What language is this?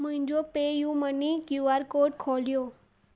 Sindhi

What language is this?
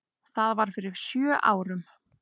Icelandic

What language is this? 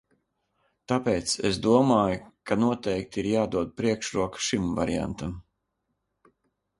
Latvian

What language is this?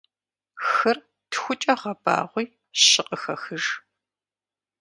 Kabardian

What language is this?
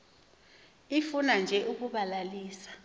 Xhosa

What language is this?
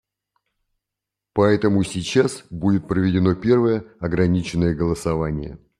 Russian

